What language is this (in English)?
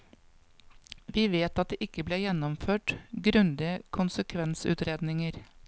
Norwegian